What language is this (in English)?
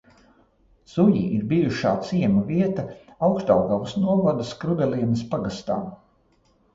Latvian